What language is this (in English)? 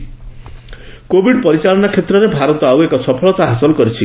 Odia